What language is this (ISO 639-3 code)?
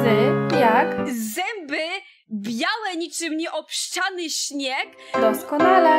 pol